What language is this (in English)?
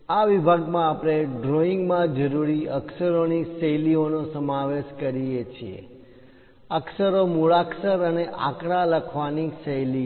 Gujarati